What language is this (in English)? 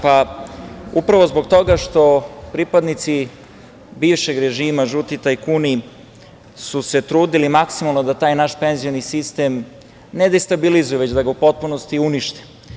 Serbian